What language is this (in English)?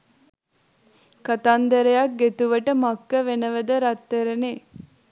Sinhala